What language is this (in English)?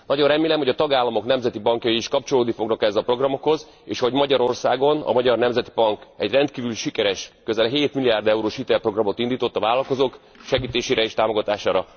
Hungarian